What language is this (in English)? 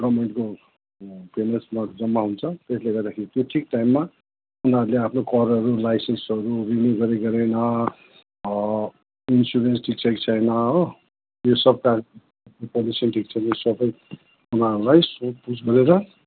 Nepali